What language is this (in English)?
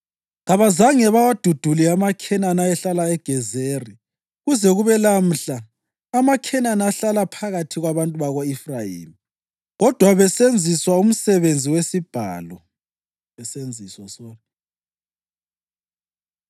North Ndebele